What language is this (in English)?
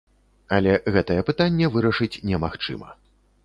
Belarusian